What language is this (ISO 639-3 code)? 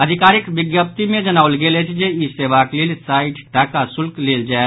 mai